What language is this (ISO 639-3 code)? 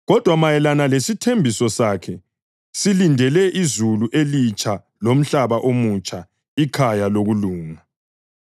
nde